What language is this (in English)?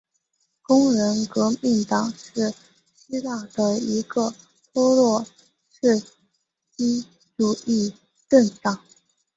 Chinese